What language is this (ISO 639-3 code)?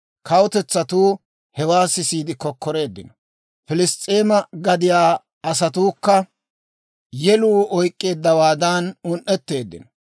dwr